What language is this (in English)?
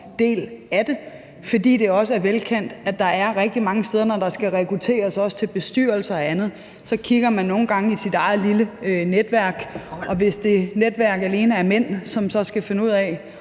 Danish